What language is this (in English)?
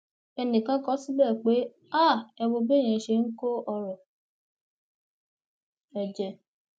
Yoruba